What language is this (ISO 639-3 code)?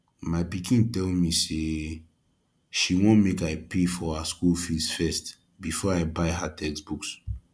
pcm